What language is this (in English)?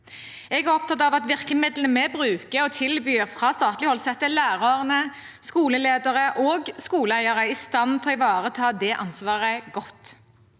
Norwegian